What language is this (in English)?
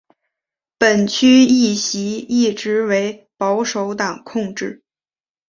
Chinese